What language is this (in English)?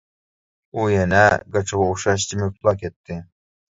Uyghur